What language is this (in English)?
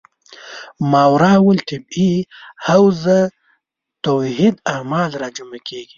Pashto